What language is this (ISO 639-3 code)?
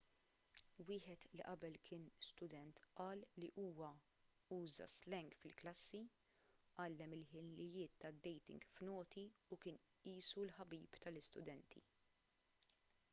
mlt